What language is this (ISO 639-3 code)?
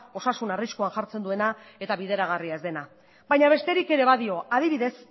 eus